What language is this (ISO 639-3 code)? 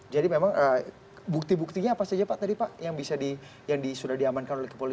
ind